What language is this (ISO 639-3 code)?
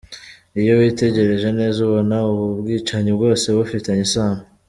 kin